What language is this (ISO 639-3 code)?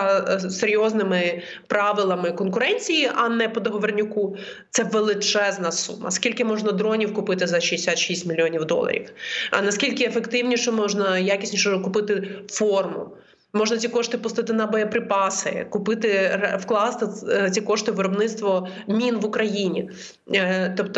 ukr